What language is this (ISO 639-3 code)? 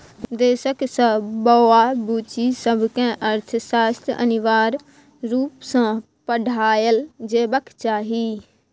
mai